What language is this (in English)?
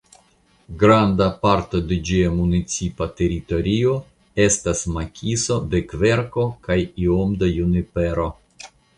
Esperanto